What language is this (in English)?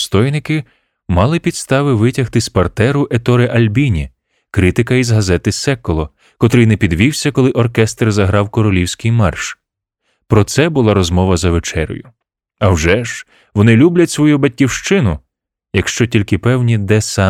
Ukrainian